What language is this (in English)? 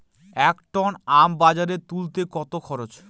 Bangla